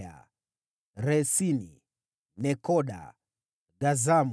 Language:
Swahili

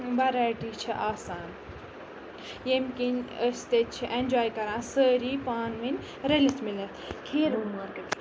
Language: Kashmiri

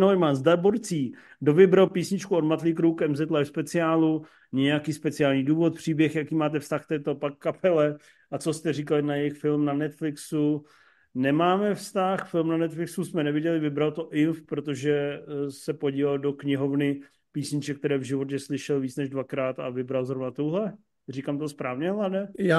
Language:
Czech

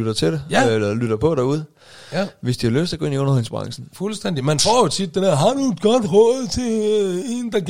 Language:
Danish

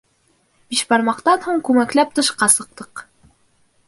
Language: Bashkir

